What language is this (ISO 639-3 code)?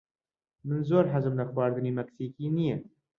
ckb